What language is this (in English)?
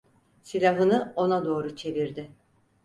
Turkish